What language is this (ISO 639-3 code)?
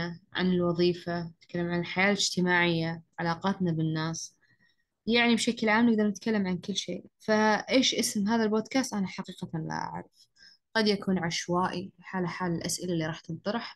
ara